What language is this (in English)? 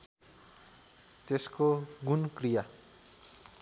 Nepali